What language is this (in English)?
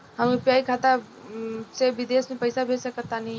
Bhojpuri